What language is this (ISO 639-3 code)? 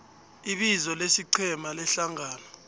nbl